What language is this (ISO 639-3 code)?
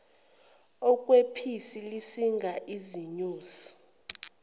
zul